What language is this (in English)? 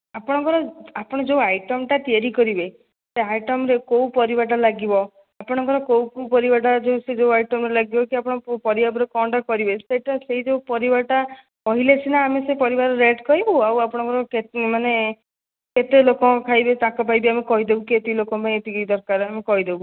Odia